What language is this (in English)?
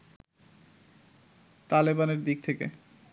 Bangla